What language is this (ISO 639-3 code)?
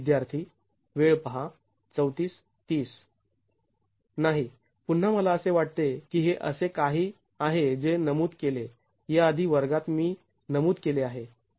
mar